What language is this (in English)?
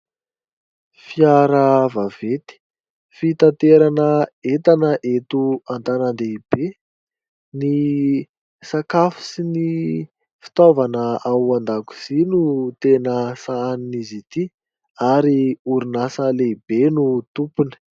Malagasy